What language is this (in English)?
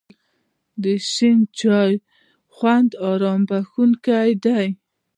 Pashto